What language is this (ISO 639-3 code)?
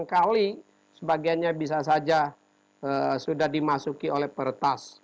ind